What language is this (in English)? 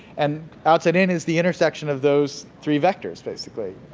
English